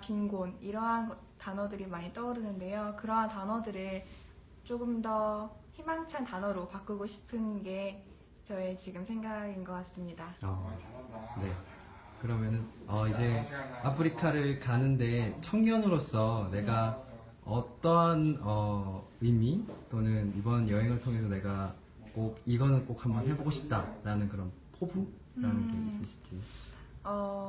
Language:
Korean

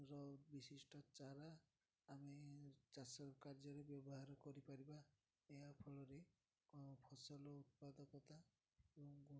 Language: Odia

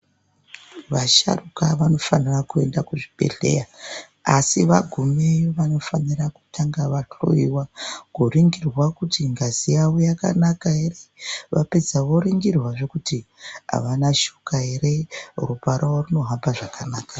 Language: Ndau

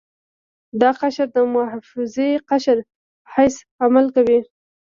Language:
Pashto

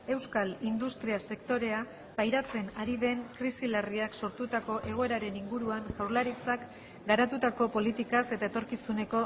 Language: Basque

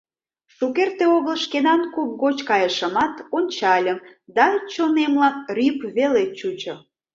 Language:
Mari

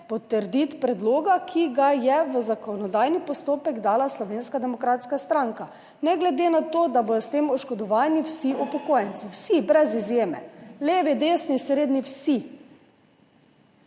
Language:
Slovenian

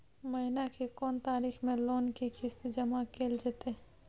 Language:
Maithili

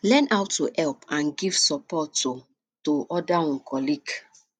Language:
Nigerian Pidgin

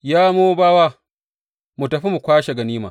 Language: Hausa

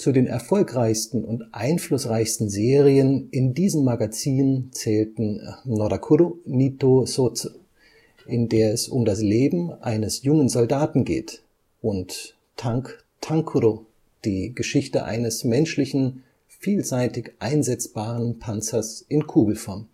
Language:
German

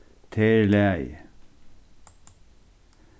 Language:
Faroese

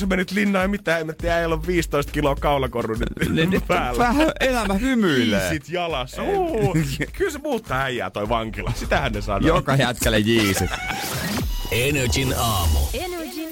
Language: Finnish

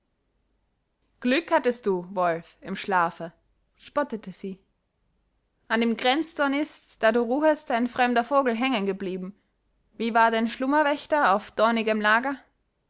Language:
German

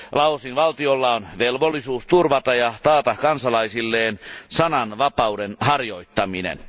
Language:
Finnish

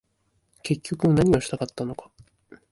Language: Japanese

